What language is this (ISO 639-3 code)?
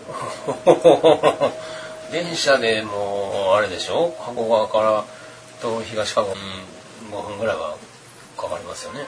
jpn